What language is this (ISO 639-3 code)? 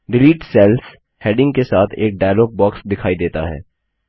hin